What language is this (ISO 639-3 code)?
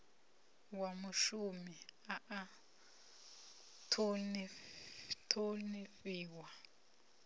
ven